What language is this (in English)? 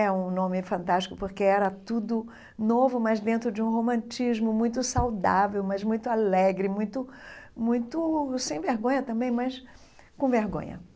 Portuguese